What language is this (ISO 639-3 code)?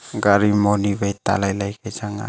nnp